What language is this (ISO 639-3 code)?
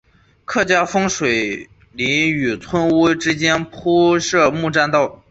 zho